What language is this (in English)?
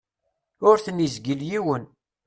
Kabyle